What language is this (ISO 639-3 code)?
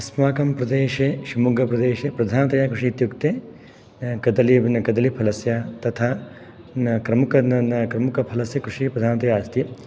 san